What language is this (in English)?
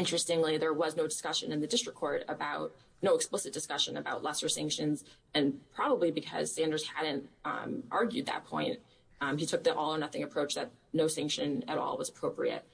English